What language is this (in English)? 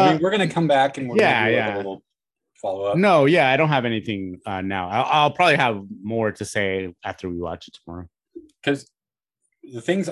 English